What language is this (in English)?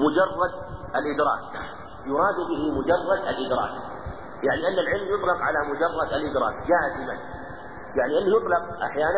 Arabic